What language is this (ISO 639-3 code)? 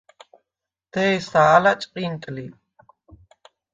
sva